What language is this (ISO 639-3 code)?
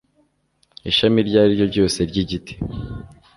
kin